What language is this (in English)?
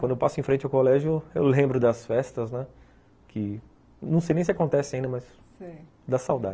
Portuguese